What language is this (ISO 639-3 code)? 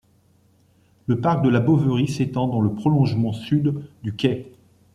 fra